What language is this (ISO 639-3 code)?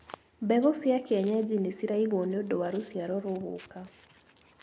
kik